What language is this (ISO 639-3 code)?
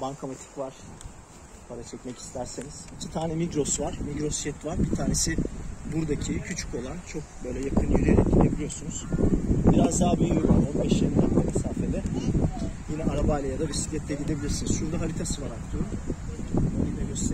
tur